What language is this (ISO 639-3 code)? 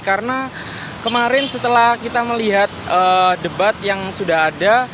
ind